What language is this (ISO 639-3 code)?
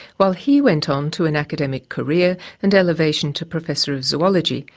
eng